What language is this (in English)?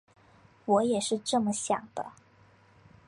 Chinese